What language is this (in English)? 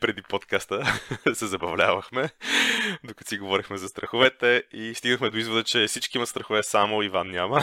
Bulgarian